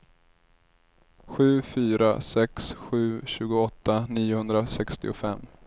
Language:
Swedish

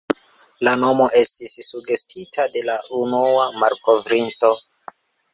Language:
Esperanto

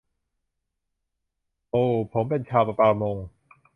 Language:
Thai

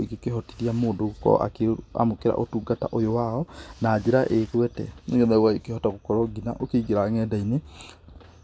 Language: Kikuyu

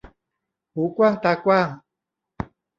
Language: Thai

